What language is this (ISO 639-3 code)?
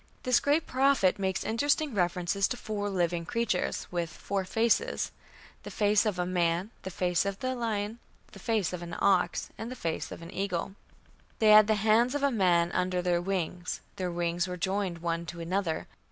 eng